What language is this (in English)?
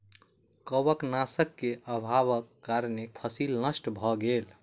Maithili